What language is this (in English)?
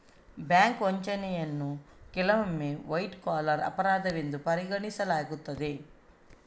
Kannada